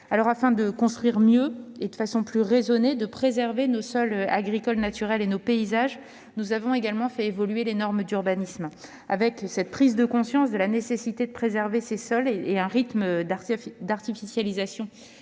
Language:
French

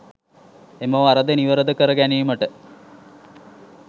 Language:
Sinhala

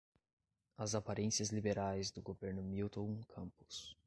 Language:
Portuguese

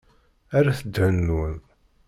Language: Kabyle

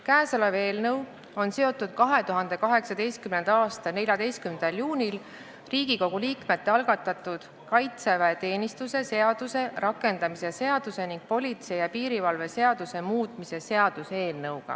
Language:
Estonian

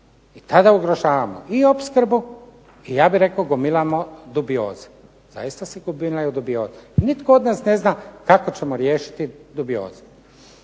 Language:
Croatian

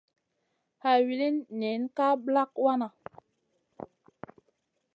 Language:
Masana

